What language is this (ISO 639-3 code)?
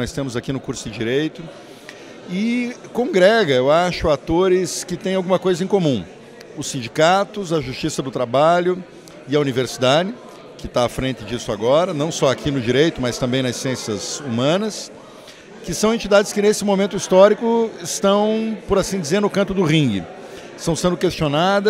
por